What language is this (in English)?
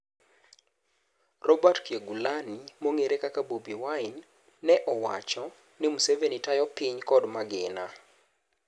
Luo (Kenya and Tanzania)